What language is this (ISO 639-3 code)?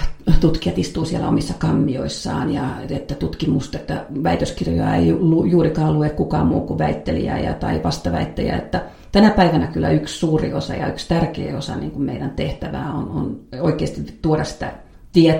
fin